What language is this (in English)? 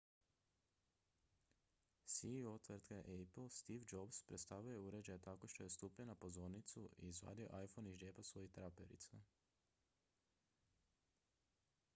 Croatian